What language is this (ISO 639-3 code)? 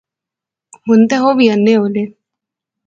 phr